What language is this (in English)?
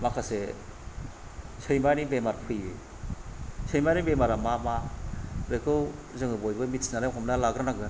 Bodo